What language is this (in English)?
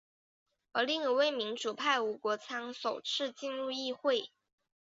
Chinese